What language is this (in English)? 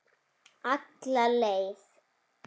Icelandic